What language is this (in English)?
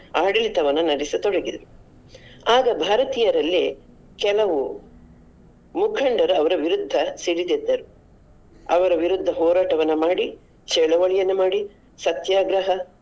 Kannada